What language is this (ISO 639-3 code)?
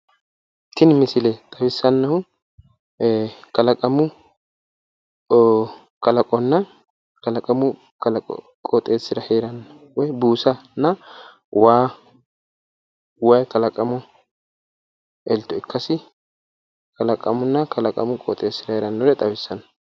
sid